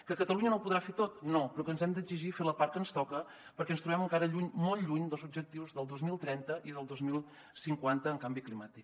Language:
Catalan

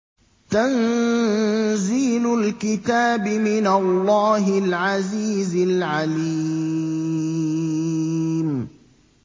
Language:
Arabic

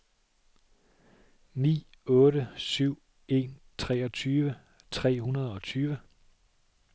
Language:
Danish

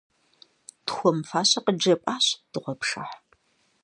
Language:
Kabardian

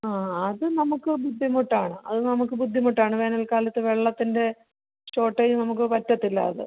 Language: Malayalam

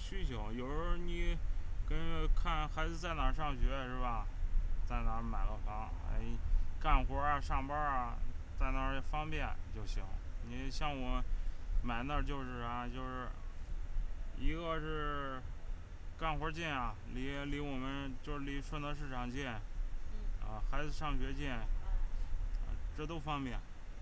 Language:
Chinese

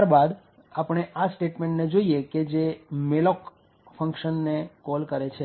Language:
Gujarati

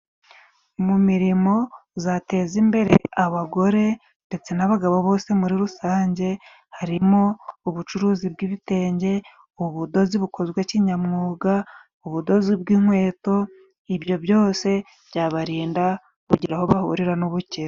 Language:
Kinyarwanda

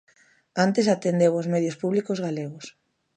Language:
Galician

